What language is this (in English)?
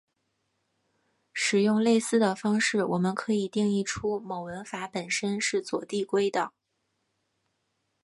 Chinese